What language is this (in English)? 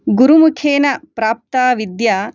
Sanskrit